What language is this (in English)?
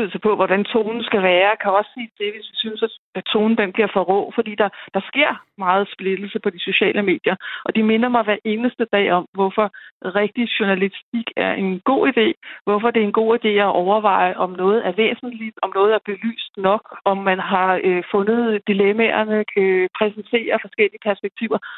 Danish